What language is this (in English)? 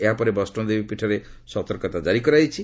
Odia